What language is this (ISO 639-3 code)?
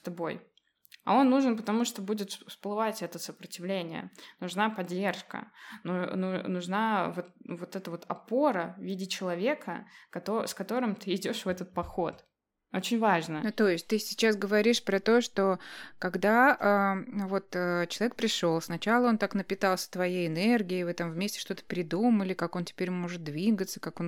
rus